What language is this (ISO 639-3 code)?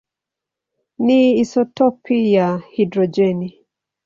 swa